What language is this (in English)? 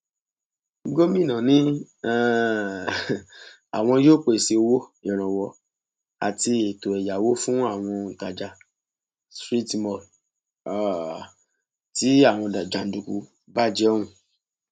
Yoruba